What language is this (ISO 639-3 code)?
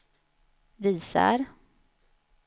swe